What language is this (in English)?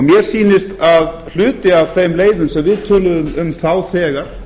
Icelandic